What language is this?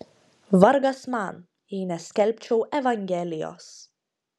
Lithuanian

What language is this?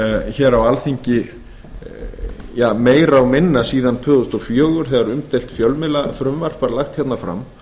Icelandic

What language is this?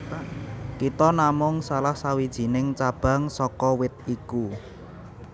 Javanese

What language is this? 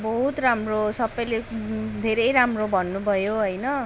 Nepali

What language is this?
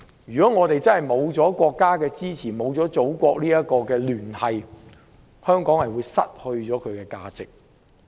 Cantonese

